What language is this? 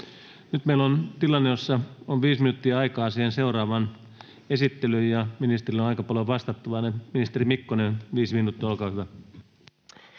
Finnish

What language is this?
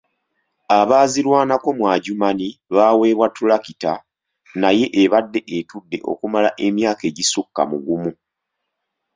Ganda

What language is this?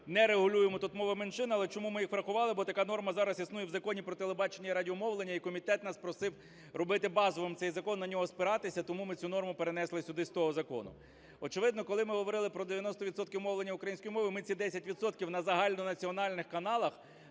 Ukrainian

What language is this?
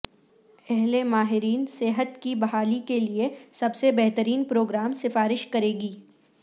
Urdu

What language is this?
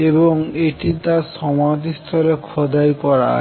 Bangla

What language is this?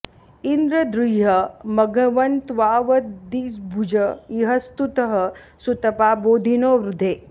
Sanskrit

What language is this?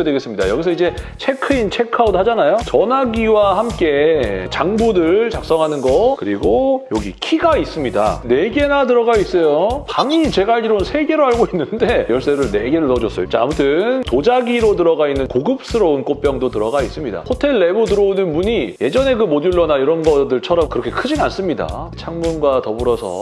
Korean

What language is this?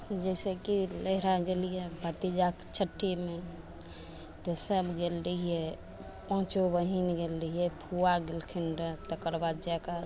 Maithili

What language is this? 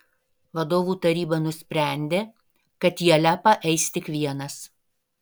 Lithuanian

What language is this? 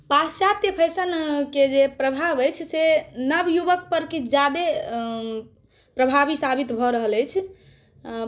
Maithili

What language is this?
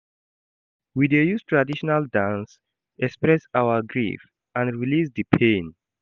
Nigerian Pidgin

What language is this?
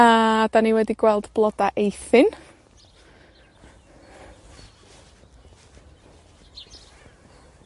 Welsh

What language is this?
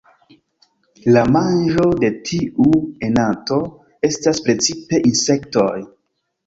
Esperanto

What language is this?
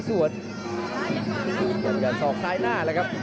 Thai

